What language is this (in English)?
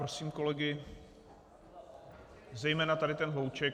Czech